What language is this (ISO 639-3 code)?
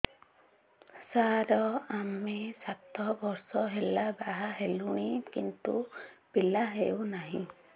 ori